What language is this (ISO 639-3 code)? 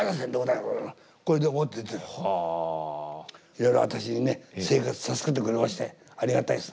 jpn